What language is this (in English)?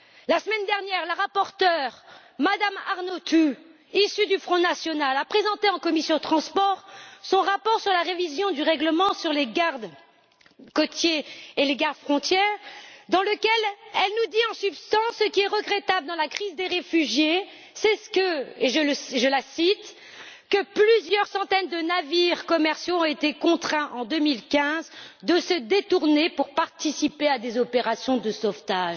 French